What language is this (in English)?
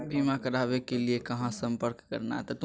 Magahi